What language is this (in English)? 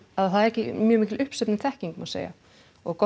Icelandic